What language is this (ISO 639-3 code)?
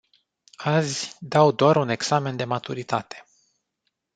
ron